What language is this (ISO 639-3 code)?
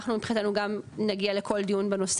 heb